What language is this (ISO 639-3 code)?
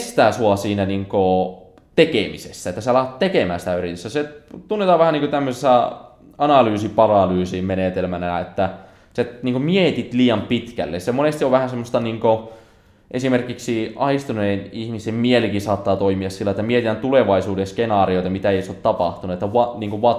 fin